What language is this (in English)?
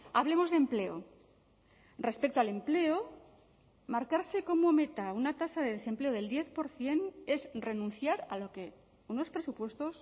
Spanish